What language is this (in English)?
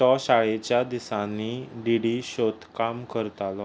Konkani